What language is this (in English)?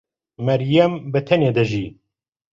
Central Kurdish